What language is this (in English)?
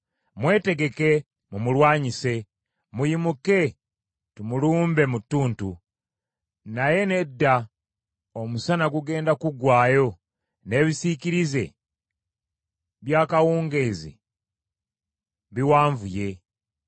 Ganda